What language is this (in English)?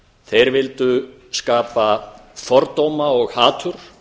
Icelandic